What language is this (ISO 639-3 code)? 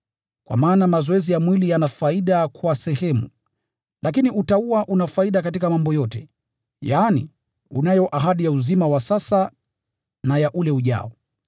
swa